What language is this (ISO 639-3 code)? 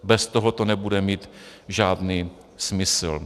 ces